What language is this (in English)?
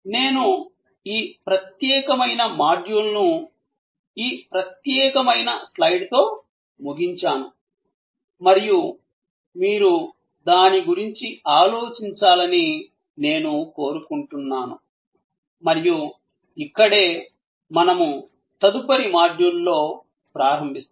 Telugu